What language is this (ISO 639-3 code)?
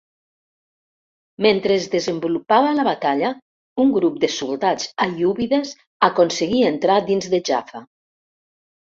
cat